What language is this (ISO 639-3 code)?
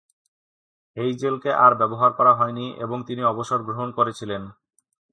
ben